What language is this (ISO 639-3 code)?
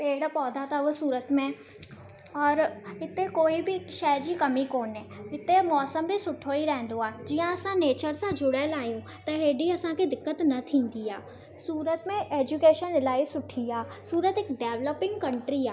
snd